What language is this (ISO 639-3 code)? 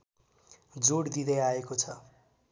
nep